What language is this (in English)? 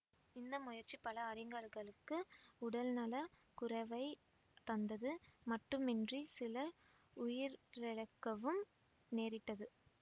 Tamil